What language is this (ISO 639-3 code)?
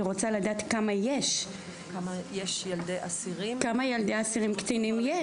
heb